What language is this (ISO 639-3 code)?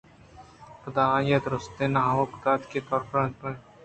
bgp